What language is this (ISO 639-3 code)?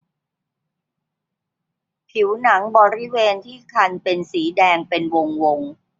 tha